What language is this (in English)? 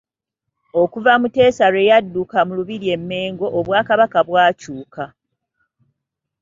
Ganda